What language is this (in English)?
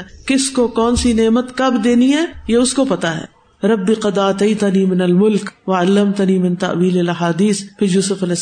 Urdu